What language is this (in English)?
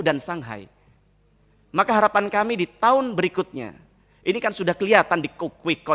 Indonesian